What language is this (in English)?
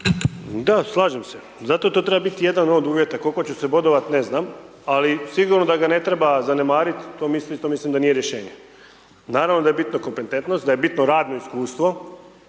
Croatian